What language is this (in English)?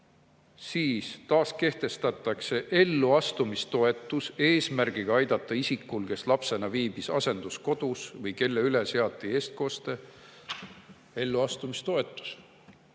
Estonian